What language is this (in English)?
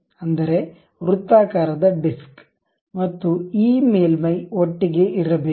Kannada